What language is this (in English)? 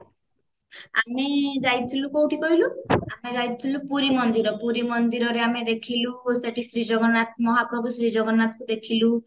Odia